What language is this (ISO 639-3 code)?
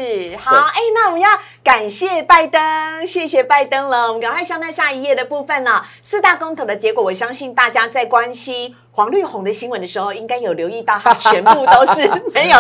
zho